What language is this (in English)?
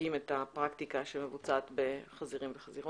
Hebrew